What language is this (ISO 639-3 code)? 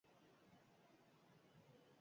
eus